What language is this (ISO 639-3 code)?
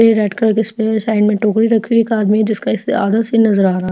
hin